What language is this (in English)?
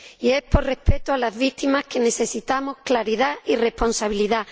Spanish